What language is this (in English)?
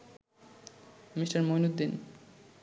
Bangla